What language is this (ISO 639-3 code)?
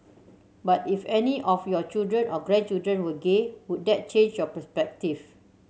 eng